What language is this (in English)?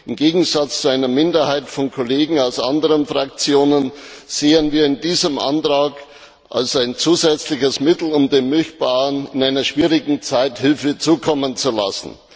German